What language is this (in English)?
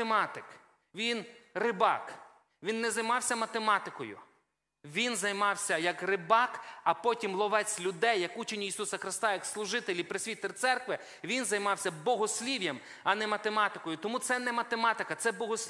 Ukrainian